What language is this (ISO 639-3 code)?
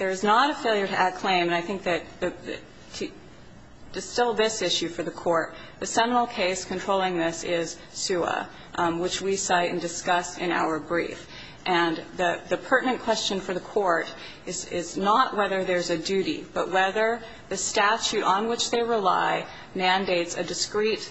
eng